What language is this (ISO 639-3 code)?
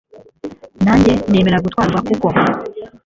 kin